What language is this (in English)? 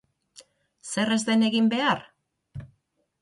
Basque